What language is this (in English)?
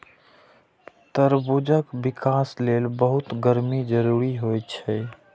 Maithili